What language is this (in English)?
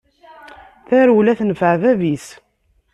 Kabyle